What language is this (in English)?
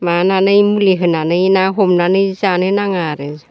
Bodo